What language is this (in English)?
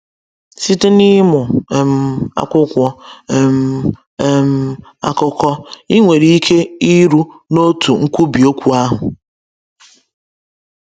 Igbo